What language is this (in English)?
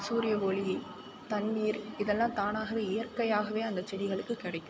Tamil